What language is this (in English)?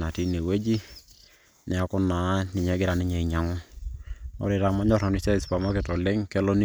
Masai